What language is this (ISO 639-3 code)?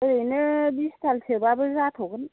brx